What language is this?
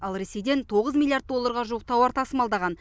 Kazakh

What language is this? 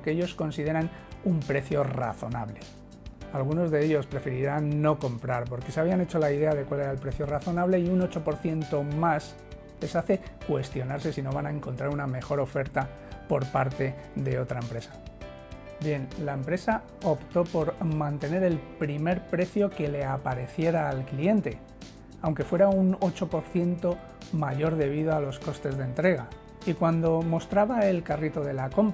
Spanish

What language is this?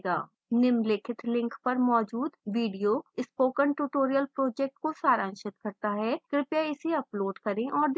Hindi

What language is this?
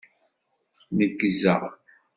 Kabyle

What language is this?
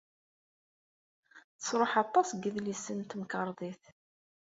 Kabyle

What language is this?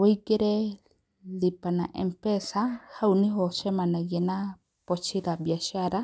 Kikuyu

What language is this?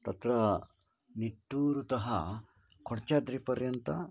Sanskrit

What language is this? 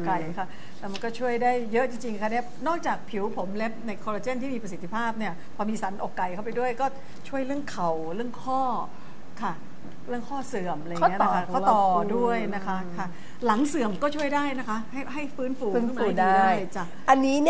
Thai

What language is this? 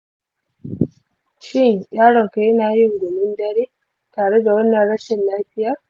Hausa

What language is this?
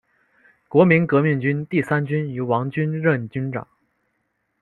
Chinese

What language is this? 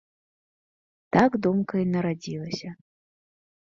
Belarusian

